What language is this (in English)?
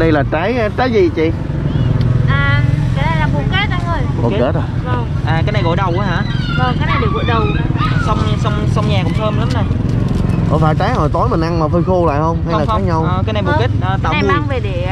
Vietnamese